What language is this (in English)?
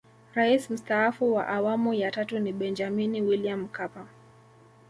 Swahili